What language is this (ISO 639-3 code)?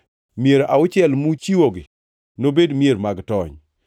luo